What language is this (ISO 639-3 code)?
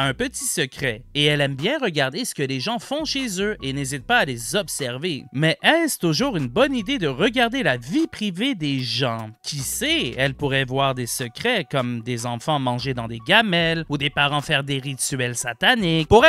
fra